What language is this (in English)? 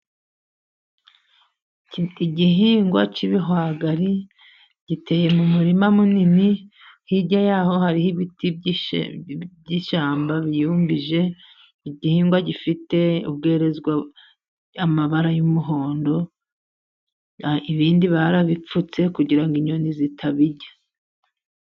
Kinyarwanda